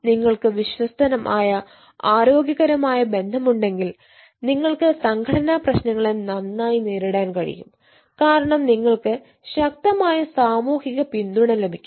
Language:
Malayalam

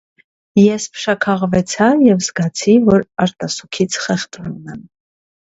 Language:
Armenian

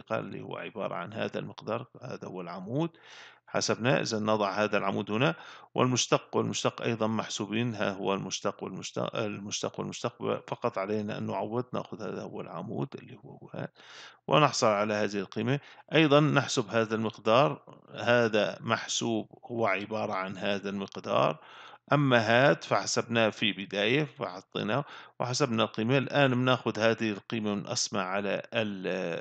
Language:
Arabic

